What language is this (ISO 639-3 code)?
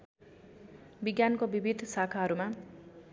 nep